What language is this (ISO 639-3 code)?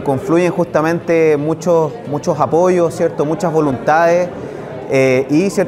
spa